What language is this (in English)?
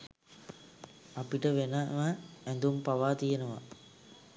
Sinhala